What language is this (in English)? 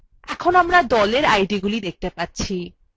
Bangla